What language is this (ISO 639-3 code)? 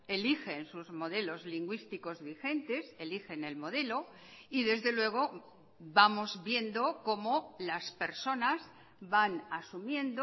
spa